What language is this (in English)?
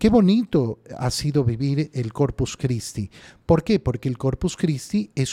Spanish